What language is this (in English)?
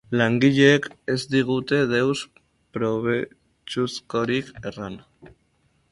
Basque